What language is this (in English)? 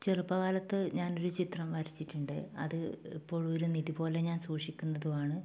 Malayalam